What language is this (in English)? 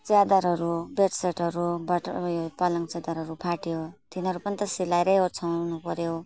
Nepali